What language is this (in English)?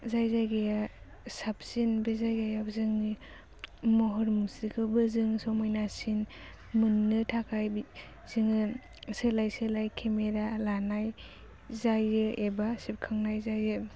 Bodo